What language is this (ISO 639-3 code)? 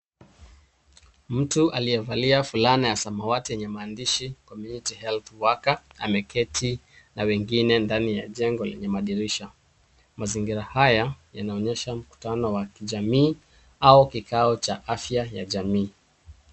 swa